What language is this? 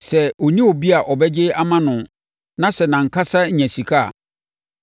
Akan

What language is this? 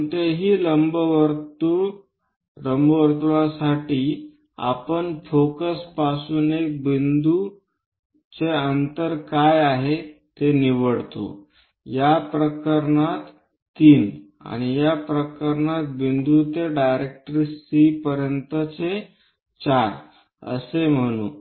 Marathi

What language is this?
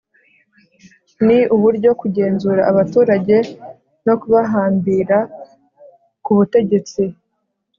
Kinyarwanda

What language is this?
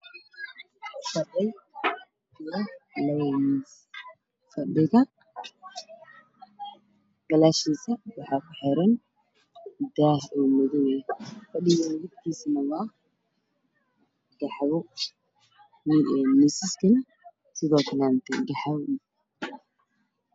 Somali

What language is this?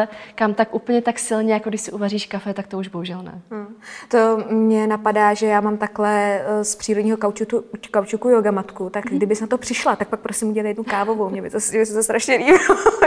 Czech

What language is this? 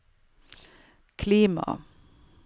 Norwegian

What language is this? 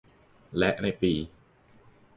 Thai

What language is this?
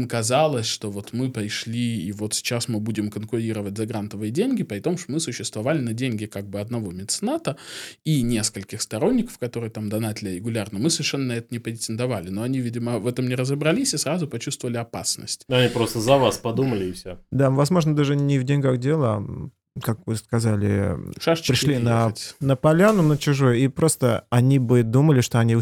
Russian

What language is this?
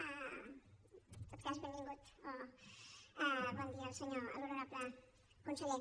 Catalan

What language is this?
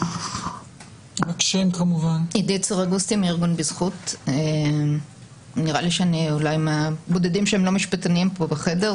Hebrew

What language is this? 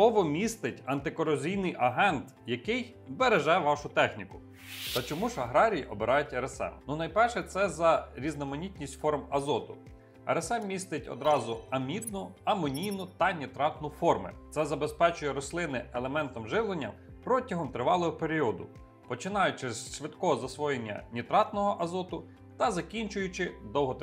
Ukrainian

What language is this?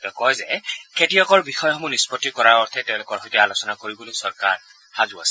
Assamese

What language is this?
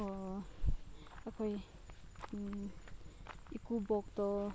Manipuri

